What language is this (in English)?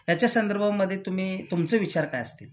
Marathi